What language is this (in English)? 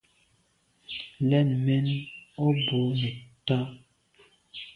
Medumba